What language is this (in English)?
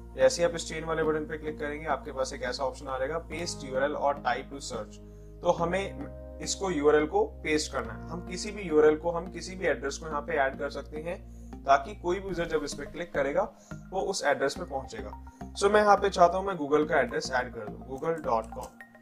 Hindi